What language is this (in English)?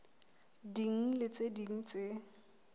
Southern Sotho